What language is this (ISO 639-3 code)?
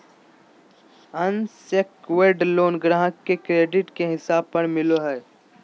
mag